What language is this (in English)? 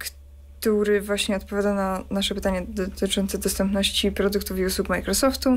Polish